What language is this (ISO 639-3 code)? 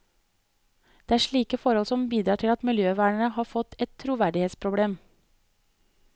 nor